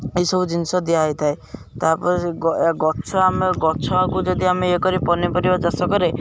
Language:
Odia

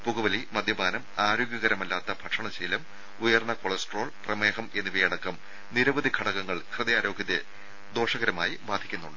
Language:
Malayalam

